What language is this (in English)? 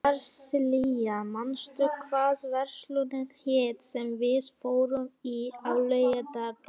Icelandic